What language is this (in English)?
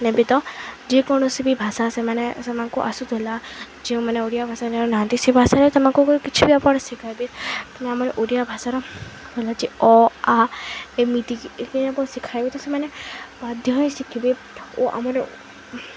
Odia